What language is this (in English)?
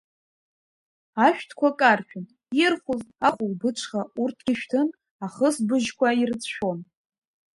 Abkhazian